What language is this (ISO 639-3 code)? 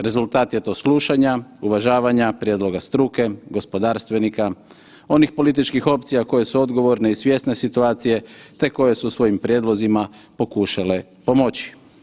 hrv